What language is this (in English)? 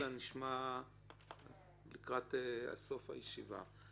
Hebrew